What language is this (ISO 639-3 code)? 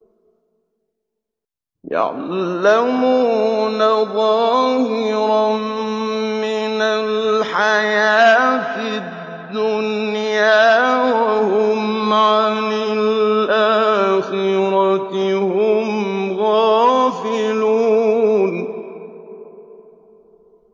ara